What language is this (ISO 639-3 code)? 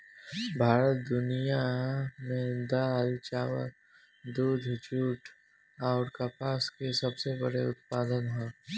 bho